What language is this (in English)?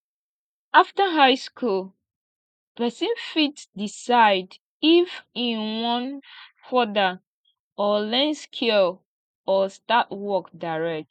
Nigerian Pidgin